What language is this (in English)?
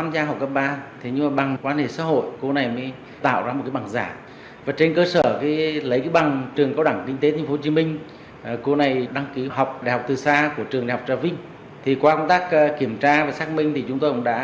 Vietnamese